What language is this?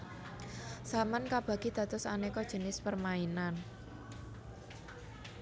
Javanese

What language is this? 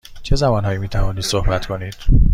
Persian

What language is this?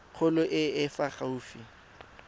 Tswana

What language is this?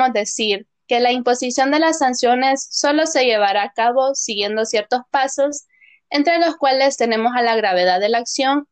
Spanish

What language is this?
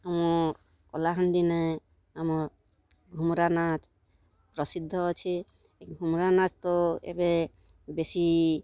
Odia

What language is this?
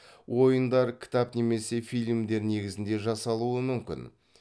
Kazakh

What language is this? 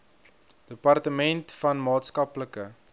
Afrikaans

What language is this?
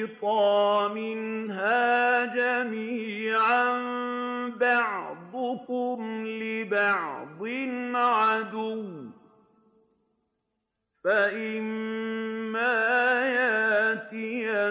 Arabic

